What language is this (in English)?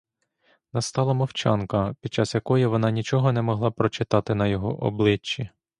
Ukrainian